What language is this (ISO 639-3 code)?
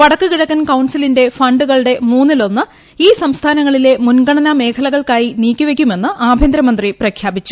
mal